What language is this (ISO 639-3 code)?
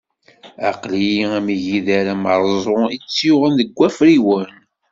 kab